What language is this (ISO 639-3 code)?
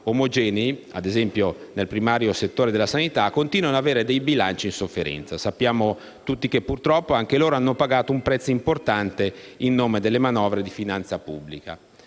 ita